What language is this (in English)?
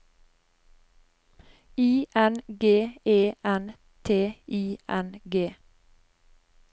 Norwegian